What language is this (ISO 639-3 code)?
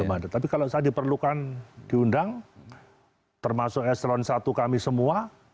ind